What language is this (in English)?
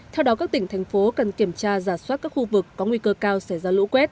Vietnamese